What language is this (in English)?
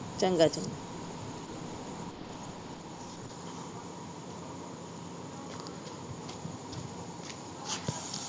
Punjabi